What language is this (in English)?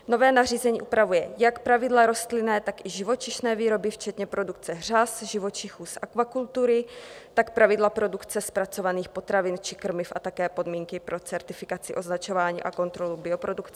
Czech